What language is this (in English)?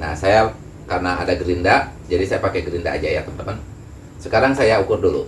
Indonesian